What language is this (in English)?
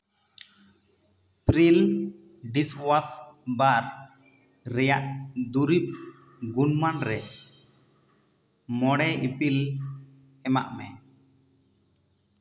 Santali